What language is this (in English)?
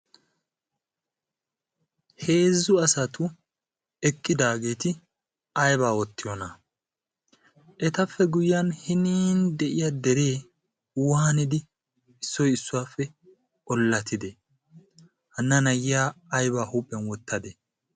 Wolaytta